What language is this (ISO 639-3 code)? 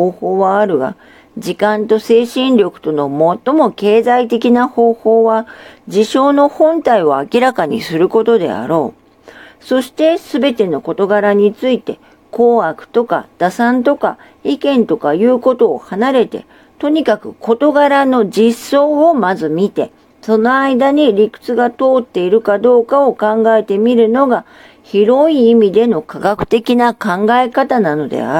jpn